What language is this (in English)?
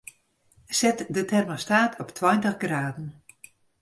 Western Frisian